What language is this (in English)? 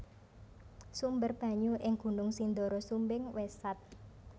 Javanese